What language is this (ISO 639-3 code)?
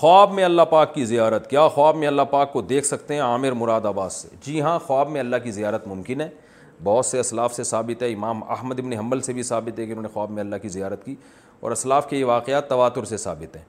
urd